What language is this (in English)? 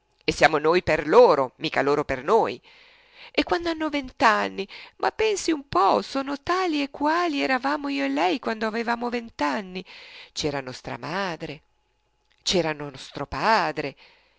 Italian